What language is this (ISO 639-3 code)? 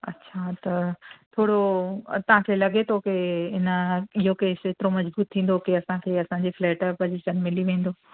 snd